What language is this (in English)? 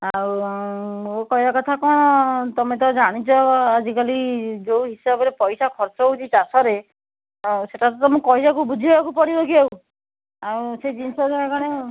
Odia